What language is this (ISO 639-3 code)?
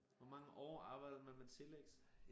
dan